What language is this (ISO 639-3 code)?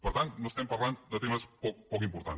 cat